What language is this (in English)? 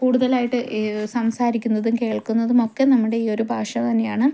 Malayalam